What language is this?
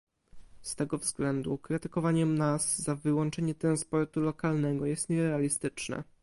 Polish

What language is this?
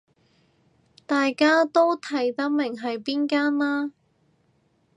Cantonese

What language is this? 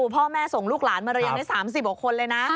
Thai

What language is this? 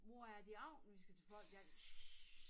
Danish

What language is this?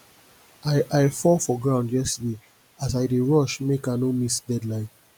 Nigerian Pidgin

